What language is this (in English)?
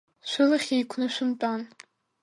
Abkhazian